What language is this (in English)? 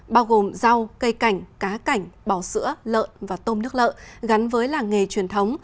Vietnamese